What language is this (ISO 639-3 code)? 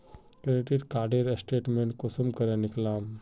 mag